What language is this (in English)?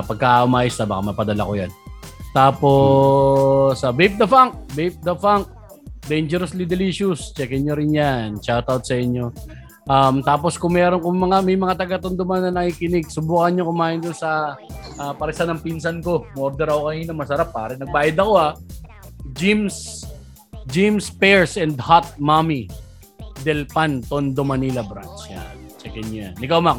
Filipino